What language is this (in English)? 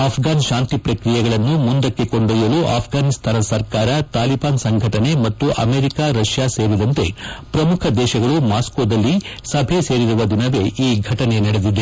Kannada